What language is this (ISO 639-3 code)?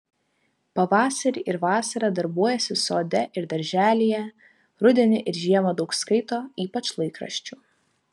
lit